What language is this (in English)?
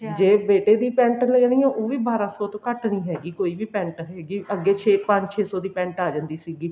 Punjabi